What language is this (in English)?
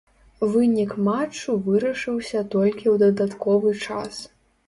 Belarusian